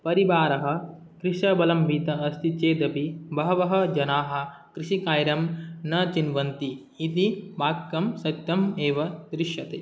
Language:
Sanskrit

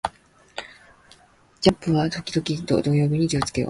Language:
Japanese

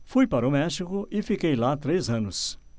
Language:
Portuguese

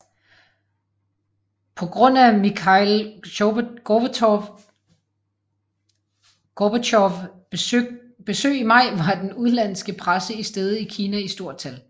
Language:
Danish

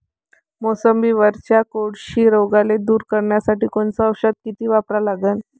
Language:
Marathi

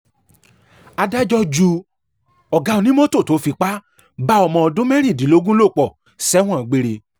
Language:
Yoruba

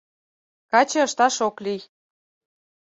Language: Mari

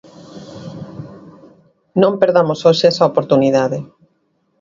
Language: Galician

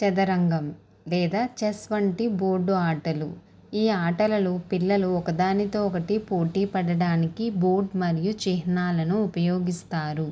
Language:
Telugu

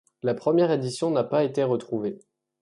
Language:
French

